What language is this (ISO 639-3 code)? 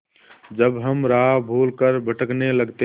hin